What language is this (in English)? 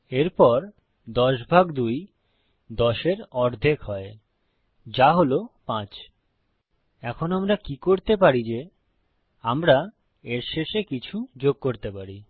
Bangla